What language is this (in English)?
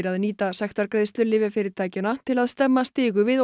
Icelandic